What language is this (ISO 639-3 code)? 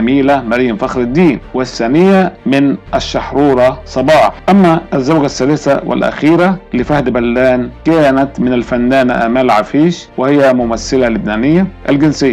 ara